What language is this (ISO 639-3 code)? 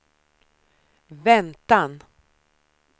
swe